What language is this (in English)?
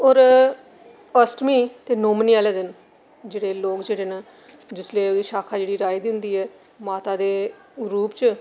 Dogri